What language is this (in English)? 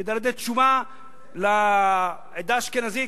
Hebrew